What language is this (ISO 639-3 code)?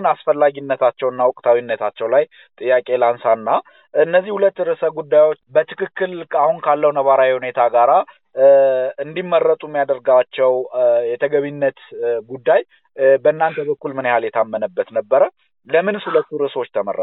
amh